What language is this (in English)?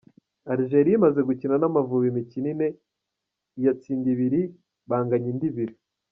Kinyarwanda